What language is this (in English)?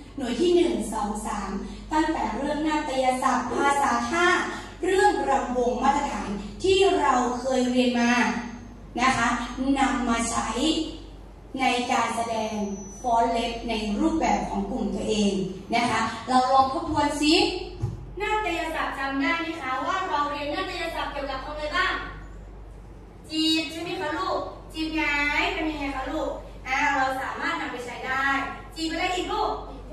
Thai